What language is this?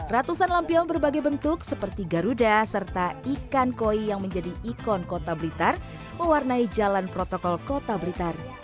Indonesian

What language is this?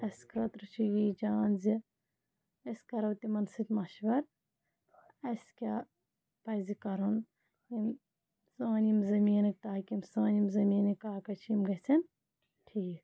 Kashmiri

